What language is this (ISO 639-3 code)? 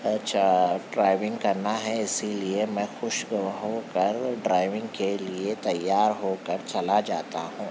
urd